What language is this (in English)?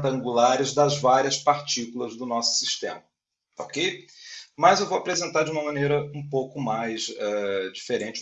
Portuguese